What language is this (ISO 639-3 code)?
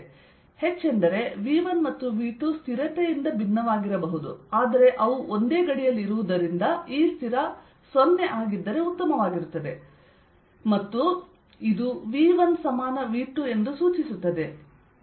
kan